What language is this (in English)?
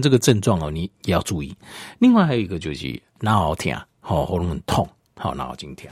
Chinese